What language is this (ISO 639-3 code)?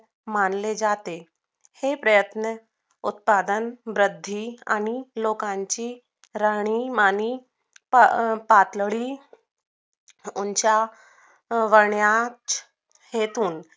mar